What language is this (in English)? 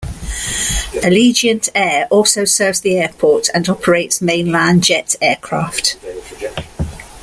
English